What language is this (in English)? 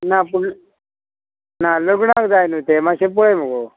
Konkani